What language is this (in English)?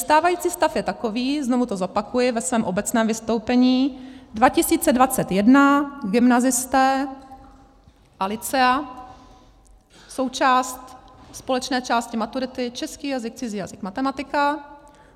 Czech